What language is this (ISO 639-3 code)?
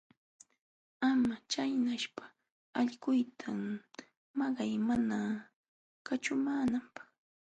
qxw